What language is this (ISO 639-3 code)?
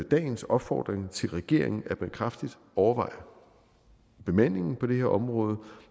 dan